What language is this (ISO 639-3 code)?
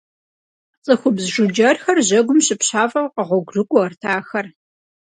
kbd